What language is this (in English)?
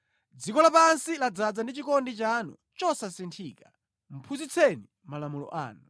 Nyanja